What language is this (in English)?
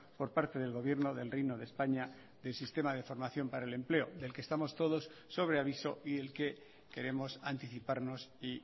Spanish